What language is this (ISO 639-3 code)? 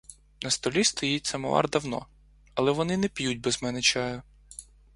ukr